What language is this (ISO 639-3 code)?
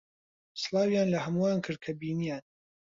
ckb